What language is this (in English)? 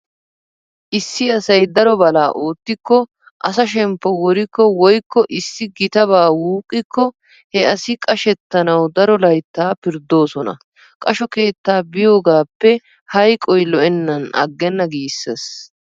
Wolaytta